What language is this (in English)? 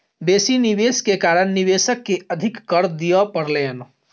Maithili